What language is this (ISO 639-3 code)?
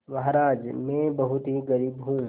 hin